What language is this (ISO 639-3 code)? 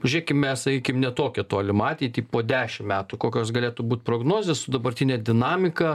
lit